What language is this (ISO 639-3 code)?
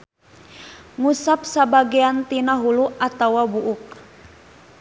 sun